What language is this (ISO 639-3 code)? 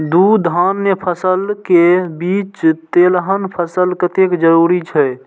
mai